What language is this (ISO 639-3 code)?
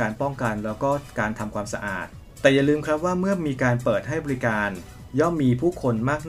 tha